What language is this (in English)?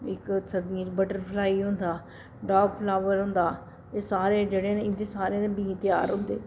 Dogri